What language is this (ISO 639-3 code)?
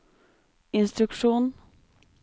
nor